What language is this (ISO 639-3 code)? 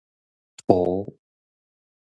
nan